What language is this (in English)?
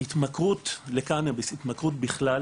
Hebrew